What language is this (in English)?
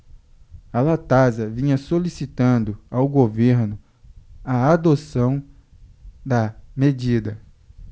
Portuguese